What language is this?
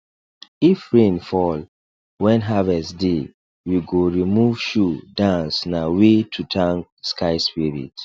Nigerian Pidgin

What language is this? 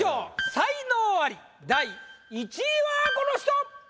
Japanese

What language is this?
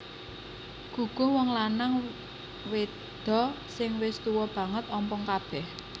Javanese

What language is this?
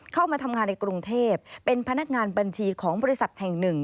Thai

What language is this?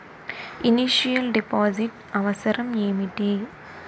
Telugu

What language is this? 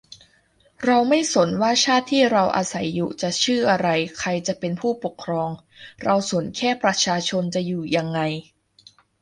Thai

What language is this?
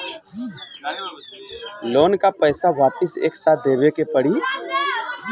Bhojpuri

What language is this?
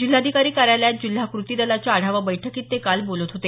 Marathi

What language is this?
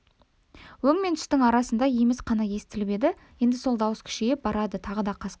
Kazakh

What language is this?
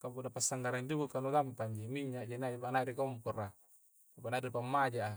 Coastal Konjo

